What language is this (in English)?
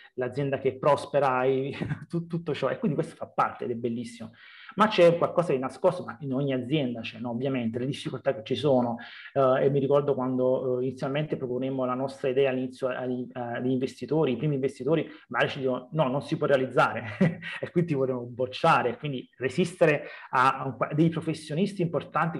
Italian